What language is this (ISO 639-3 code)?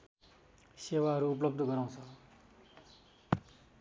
nep